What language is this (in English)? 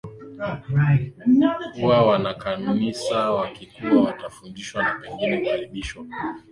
Swahili